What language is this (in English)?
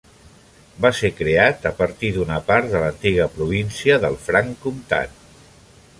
Catalan